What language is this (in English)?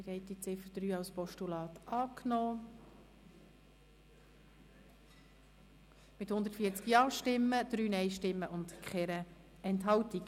Swiss German